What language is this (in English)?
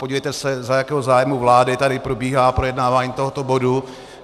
Czech